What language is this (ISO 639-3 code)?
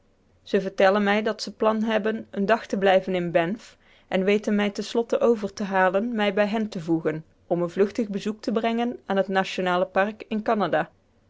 nld